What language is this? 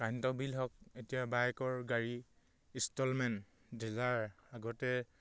Assamese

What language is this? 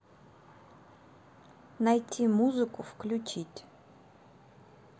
Russian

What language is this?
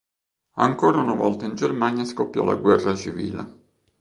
Italian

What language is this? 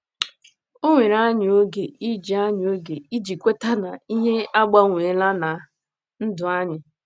Igbo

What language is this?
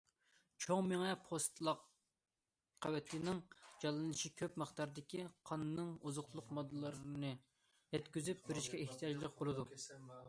Uyghur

